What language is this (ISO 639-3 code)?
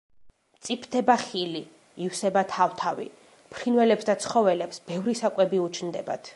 kat